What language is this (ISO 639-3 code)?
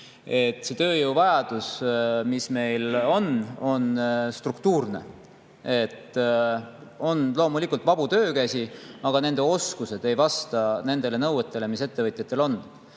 est